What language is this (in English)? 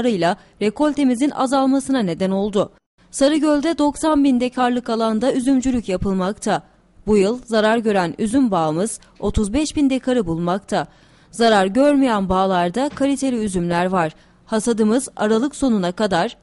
Turkish